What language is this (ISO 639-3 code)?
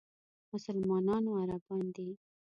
pus